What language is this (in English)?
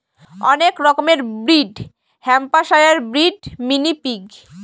Bangla